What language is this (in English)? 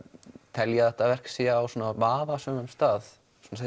Icelandic